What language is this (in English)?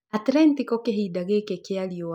Kikuyu